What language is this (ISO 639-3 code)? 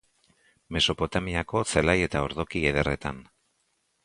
eus